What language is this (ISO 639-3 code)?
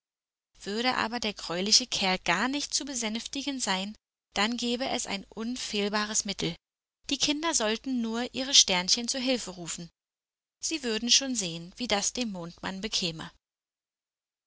deu